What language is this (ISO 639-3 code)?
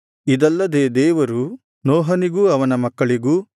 kan